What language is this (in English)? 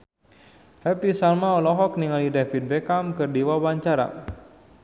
Sundanese